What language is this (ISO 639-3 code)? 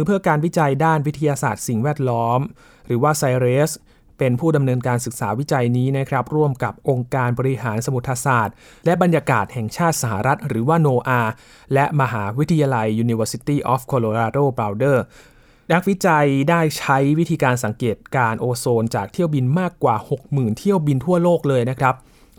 tha